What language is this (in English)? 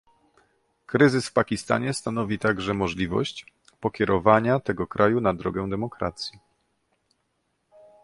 Polish